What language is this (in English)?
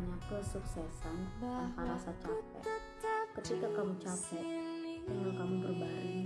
Indonesian